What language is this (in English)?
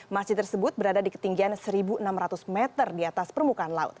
Indonesian